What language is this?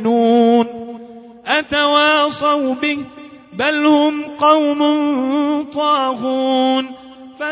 Arabic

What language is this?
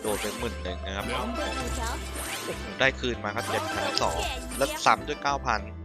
Thai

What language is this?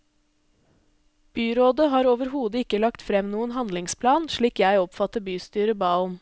Norwegian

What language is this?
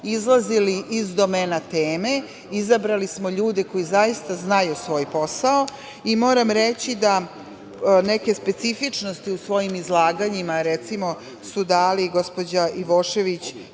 Serbian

